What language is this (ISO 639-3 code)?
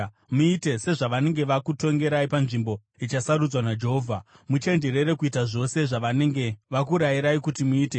sna